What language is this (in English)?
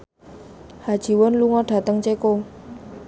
Javanese